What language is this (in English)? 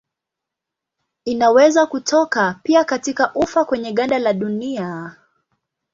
Swahili